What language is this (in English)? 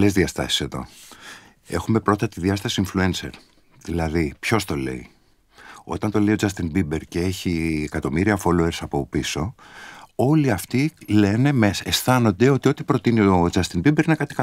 Greek